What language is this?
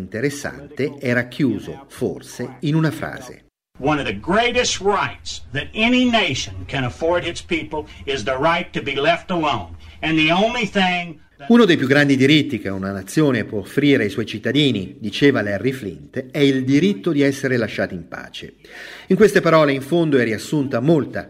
Italian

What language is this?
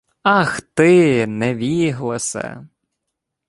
Ukrainian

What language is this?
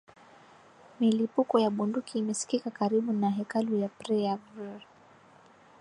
Swahili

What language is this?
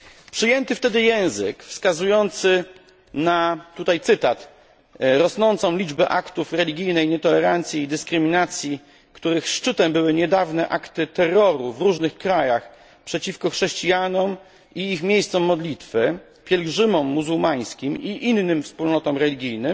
Polish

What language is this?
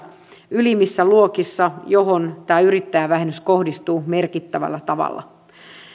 Finnish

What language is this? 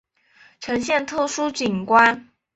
Chinese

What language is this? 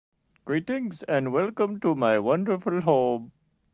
English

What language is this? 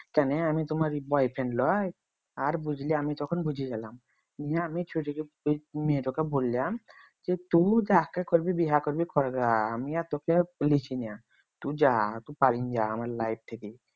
Bangla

